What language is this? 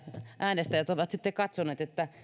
Finnish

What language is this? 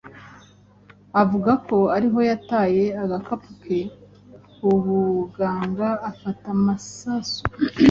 Kinyarwanda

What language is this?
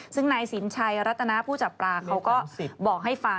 Thai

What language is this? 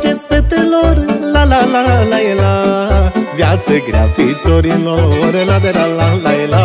Romanian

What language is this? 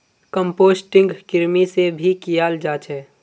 Magahi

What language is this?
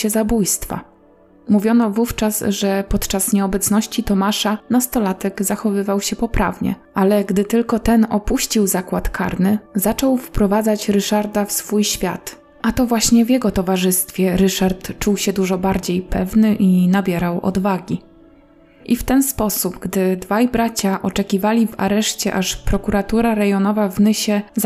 Polish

